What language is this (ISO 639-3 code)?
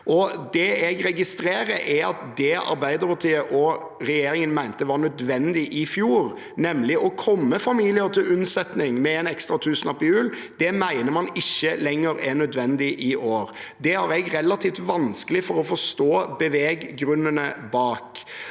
nor